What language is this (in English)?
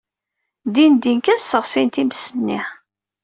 Kabyle